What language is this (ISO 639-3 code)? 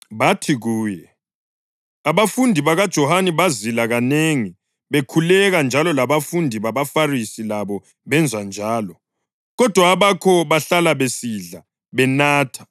nde